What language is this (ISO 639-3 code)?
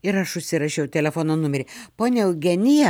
lit